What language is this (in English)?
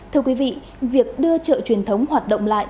Vietnamese